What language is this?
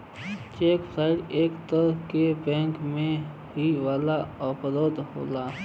Bhojpuri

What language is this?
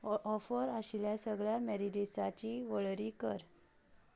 Konkani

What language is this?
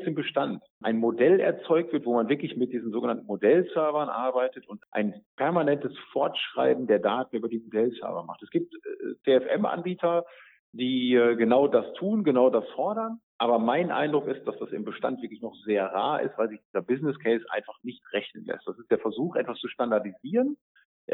German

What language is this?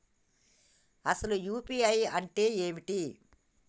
Telugu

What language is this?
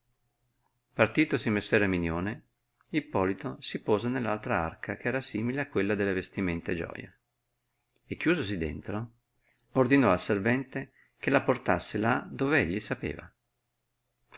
Italian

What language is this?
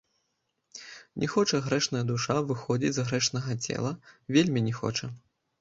Belarusian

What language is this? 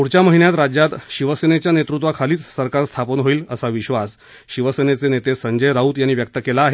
Marathi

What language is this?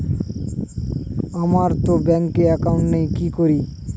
Bangla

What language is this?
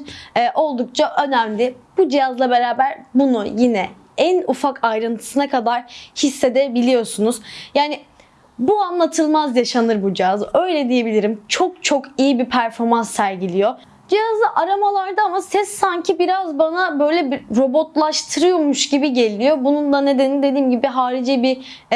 Turkish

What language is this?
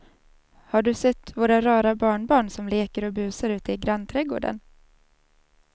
Swedish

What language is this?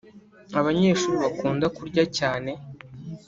Kinyarwanda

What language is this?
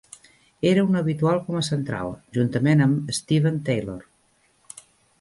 Catalan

